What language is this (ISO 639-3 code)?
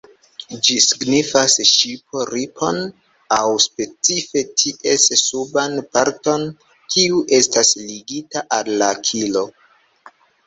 epo